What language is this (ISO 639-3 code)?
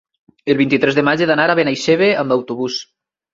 cat